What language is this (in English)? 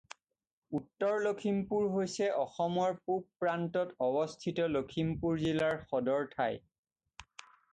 Assamese